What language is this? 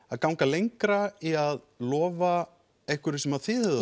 Icelandic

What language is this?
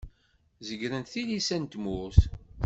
Kabyle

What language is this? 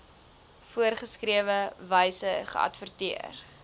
Afrikaans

